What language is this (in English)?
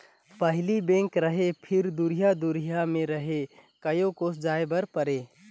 Chhattisgarhi